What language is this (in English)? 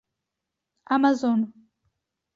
Czech